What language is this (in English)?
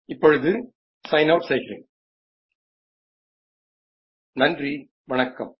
Gujarati